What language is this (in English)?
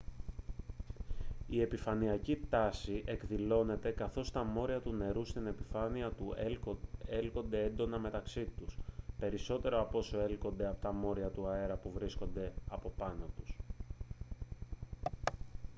Greek